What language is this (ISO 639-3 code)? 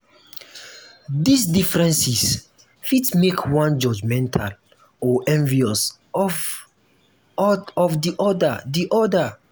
pcm